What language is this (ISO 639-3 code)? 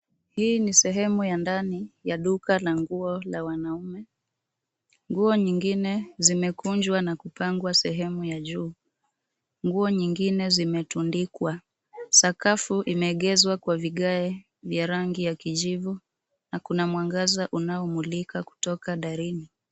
swa